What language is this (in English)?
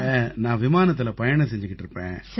Tamil